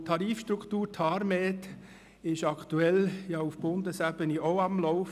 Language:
Swiss German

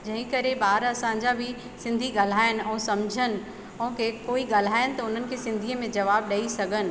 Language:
Sindhi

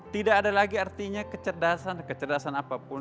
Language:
Indonesian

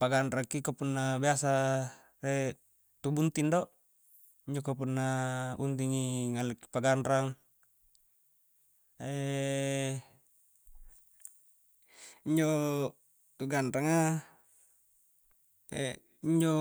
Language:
Coastal Konjo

